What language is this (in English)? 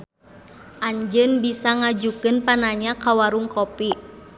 Sundanese